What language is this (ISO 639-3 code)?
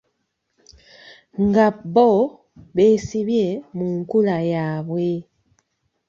lug